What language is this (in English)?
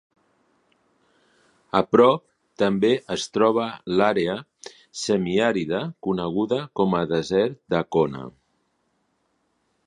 Catalan